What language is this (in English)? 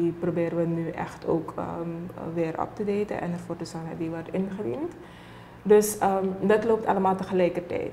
Dutch